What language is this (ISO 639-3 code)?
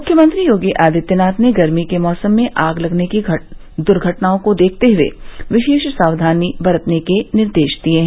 hin